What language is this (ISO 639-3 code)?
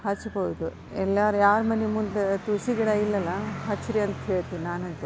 kan